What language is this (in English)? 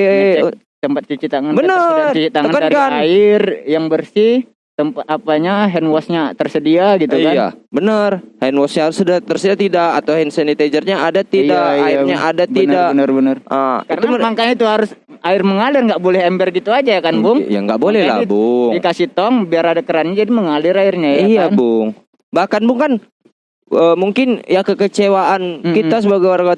Indonesian